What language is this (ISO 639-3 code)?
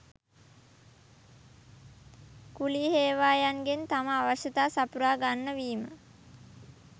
sin